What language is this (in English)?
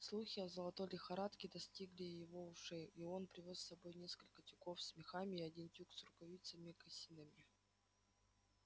Russian